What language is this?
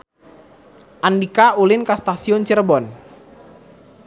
Sundanese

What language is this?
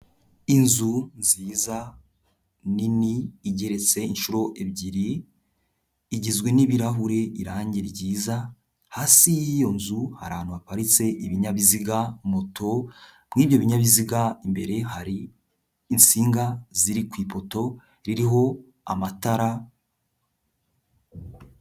Kinyarwanda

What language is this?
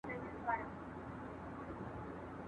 Pashto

